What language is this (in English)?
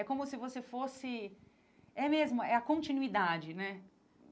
Portuguese